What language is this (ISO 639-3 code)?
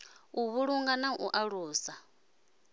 ven